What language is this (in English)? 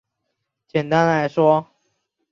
Chinese